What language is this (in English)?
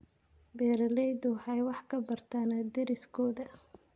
Somali